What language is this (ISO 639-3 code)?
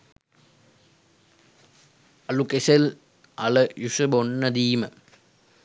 sin